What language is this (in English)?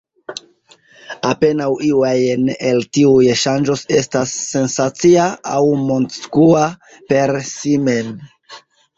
Esperanto